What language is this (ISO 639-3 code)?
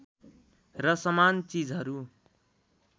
nep